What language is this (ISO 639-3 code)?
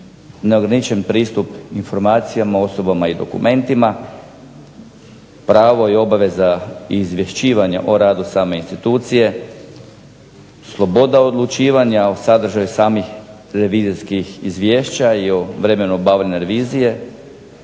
hrv